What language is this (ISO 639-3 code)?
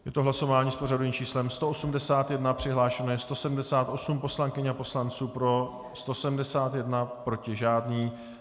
ces